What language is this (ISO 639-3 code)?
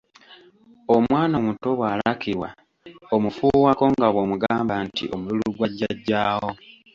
lug